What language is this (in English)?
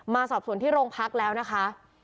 Thai